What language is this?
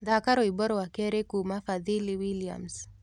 Kikuyu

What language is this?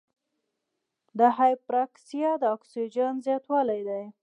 Pashto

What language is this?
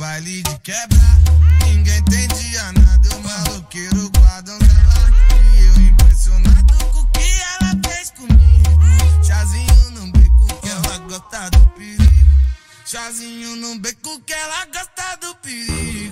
Romanian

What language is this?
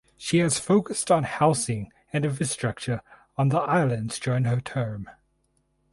English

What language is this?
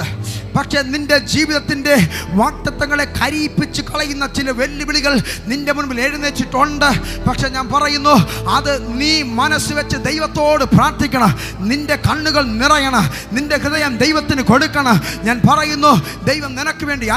Malayalam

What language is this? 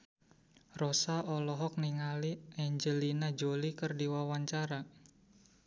Sundanese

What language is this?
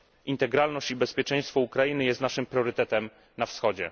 Polish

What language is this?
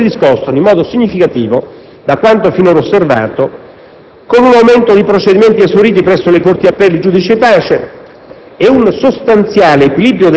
Italian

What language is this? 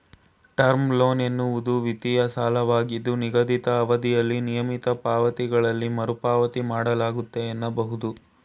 Kannada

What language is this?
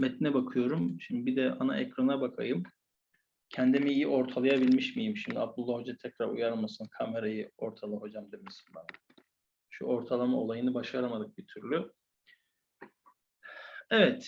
Turkish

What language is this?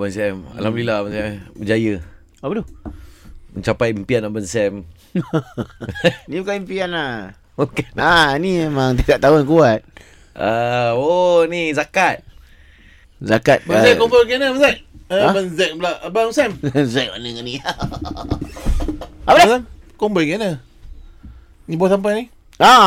Malay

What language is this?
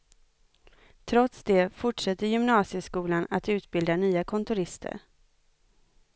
Swedish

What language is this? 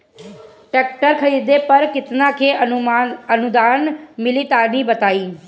Bhojpuri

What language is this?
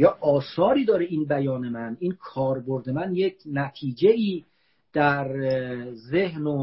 Persian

